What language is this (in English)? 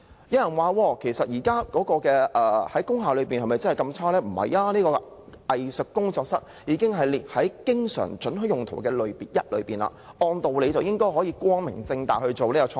Cantonese